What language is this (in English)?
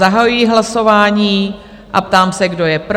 Czech